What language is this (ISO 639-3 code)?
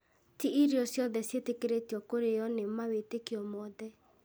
kik